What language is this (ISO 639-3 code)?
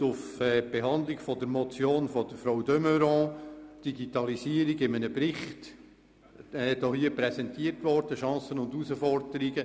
gsw